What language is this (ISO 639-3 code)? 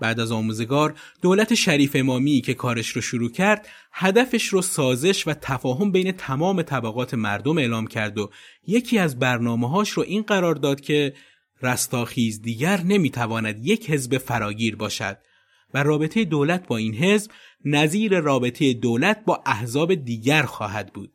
fas